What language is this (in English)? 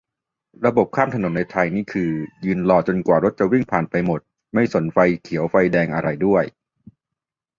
Thai